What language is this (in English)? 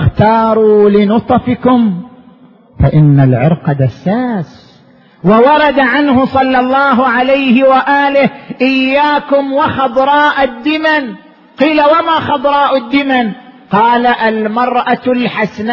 Arabic